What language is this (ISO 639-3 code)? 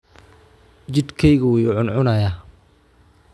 som